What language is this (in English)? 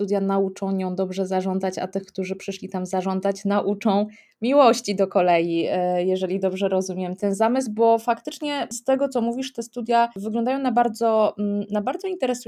Polish